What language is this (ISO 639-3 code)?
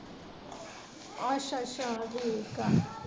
pan